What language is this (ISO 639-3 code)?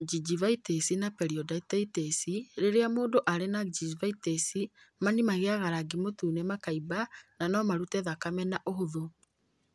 kik